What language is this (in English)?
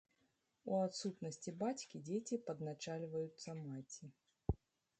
Belarusian